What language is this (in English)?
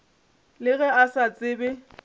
Northern Sotho